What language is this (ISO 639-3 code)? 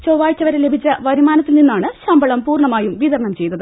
mal